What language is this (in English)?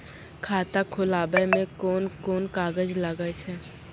Maithili